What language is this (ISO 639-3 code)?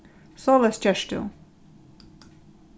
fao